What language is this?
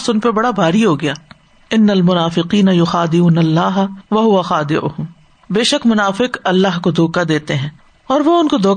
Urdu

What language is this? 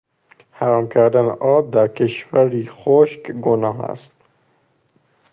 Persian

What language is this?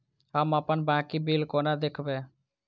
Maithili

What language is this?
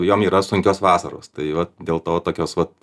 Lithuanian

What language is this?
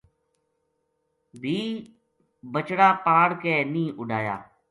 Gujari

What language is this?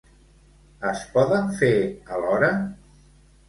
Catalan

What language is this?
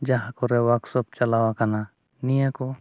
Santali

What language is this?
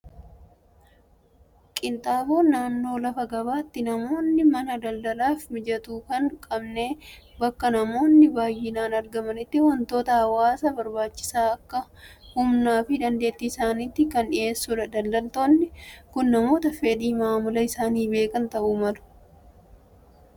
Oromo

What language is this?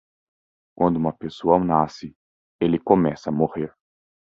Portuguese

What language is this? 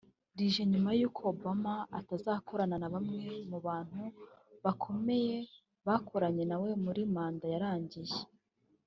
Kinyarwanda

